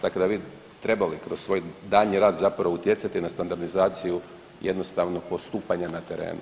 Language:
Croatian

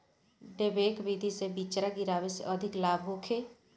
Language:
Bhojpuri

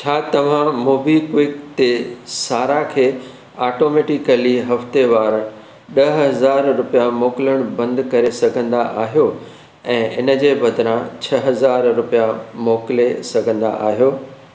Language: Sindhi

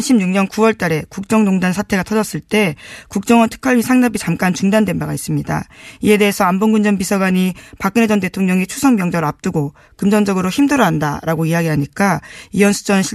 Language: Korean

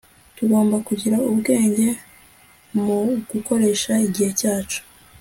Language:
Kinyarwanda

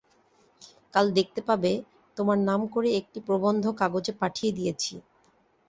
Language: Bangla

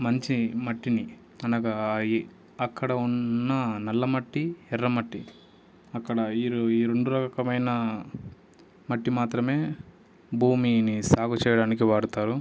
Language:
Telugu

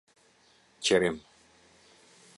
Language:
Albanian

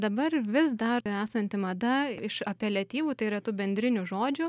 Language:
Lithuanian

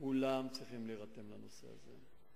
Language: Hebrew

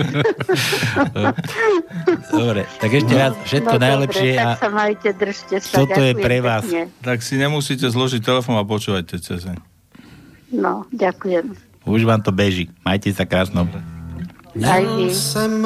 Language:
Slovak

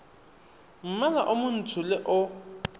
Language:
Tswana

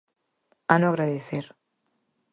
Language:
Galician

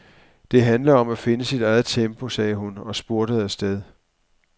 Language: Danish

